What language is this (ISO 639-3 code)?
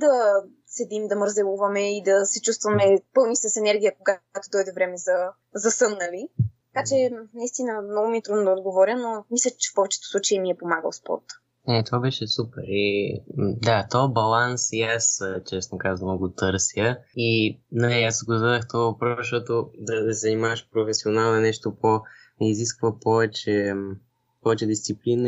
bul